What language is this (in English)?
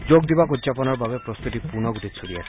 Assamese